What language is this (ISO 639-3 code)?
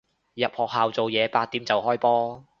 yue